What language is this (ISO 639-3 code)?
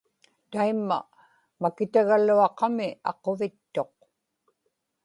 ipk